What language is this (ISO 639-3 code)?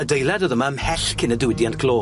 cym